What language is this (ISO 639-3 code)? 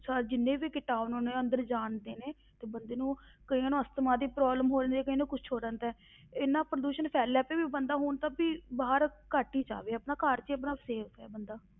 pan